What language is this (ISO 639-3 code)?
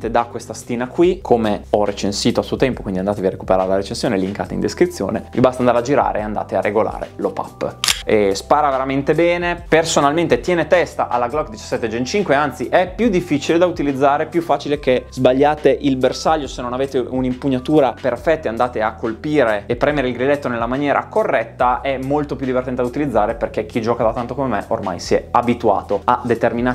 ita